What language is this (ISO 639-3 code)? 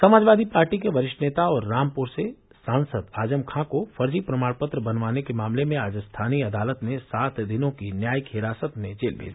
hin